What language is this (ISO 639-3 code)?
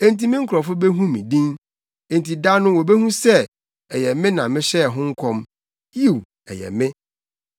aka